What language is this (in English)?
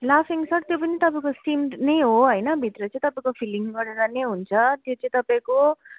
Nepali